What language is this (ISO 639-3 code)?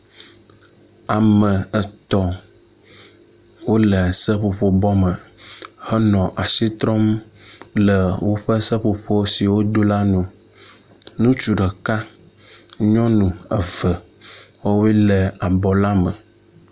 ewe